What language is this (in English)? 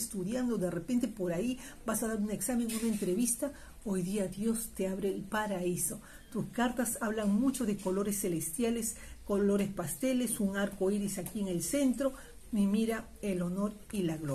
Spanish